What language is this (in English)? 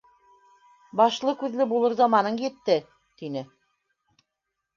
Bashkir